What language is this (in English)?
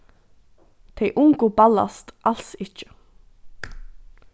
Faroese